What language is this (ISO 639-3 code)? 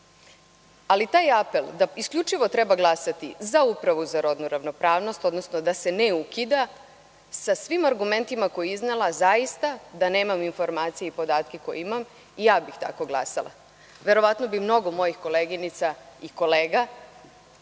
srp